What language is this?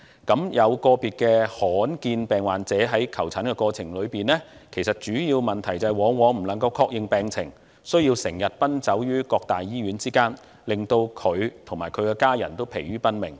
Cantonese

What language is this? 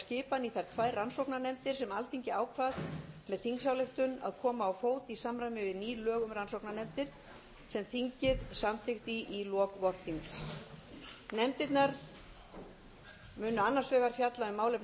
Icelandic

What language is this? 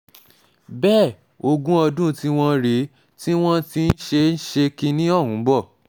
Yoruba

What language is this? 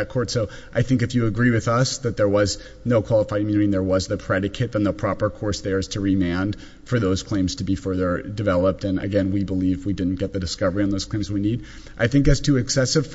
English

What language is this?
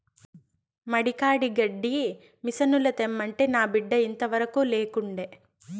Telugu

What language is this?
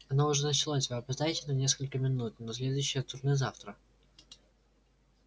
Russian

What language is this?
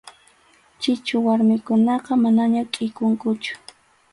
Arequipa-La Unión Quechua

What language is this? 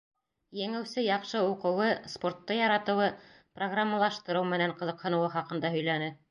Bashkir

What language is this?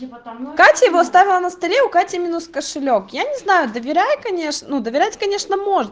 Russian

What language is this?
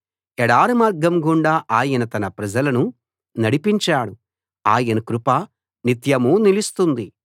Telugu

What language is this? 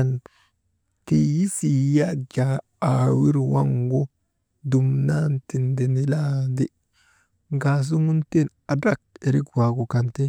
Maba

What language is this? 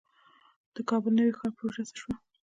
Pashto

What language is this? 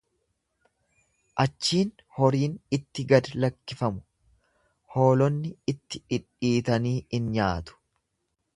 Oromo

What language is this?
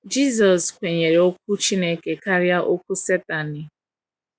Igbo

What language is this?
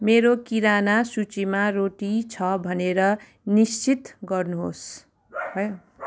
Nepali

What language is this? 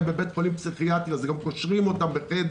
Hebrew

